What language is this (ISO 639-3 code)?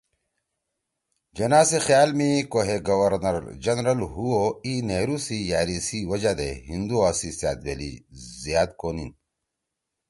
trw